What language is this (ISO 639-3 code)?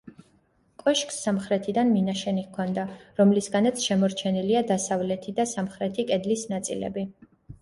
kat